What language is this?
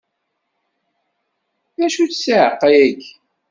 Kabyle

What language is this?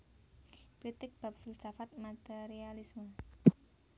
Javanese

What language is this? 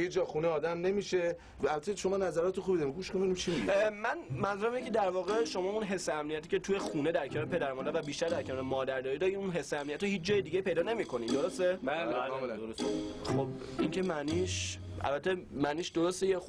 Persian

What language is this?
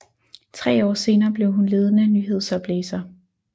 Danish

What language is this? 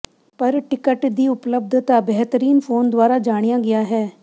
Punjabi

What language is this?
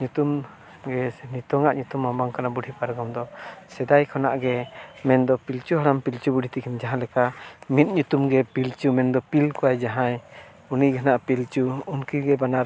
Santali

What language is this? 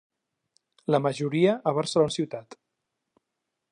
Catalan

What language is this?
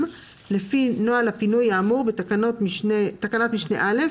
Hebrew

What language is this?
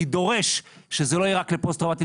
Hebrew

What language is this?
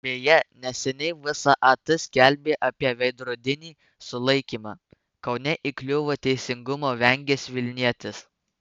Lithuanian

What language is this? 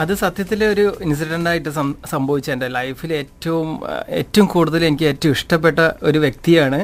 Malayalam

